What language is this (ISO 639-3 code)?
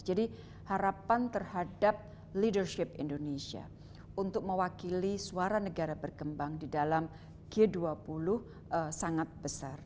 ind